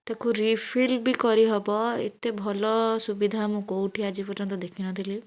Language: Odia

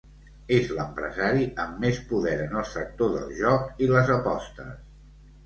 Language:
Catalan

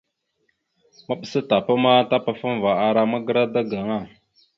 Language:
Mada (Cameroon)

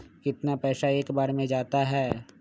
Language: Magahi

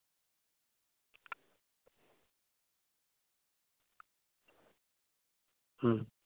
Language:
Santali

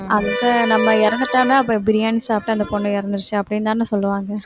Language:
Tamil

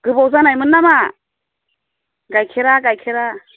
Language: Bodo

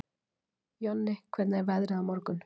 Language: Icelandic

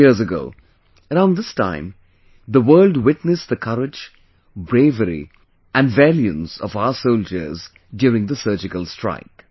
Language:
English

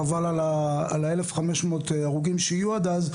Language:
Hebrew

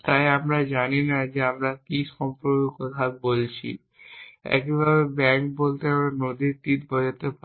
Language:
Bangla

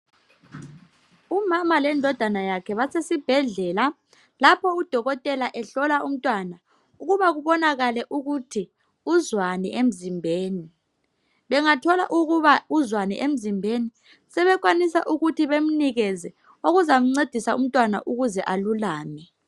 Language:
North Ndebele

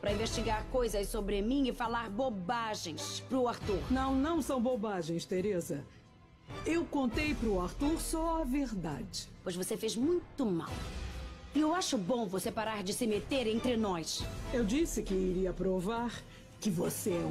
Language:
Portuguese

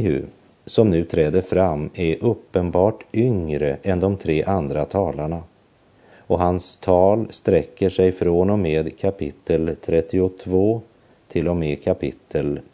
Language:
Swedish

